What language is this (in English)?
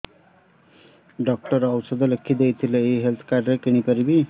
Odia